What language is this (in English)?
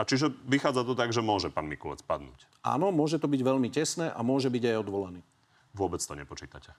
Slovak